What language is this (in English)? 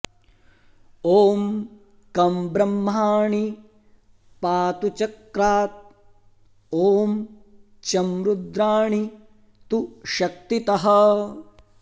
Sanskrit